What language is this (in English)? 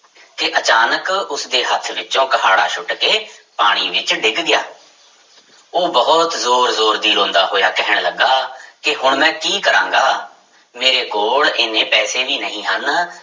Punjabi